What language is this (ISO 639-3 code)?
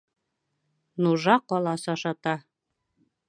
bak